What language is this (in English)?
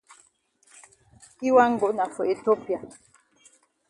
Cameroon Pidgin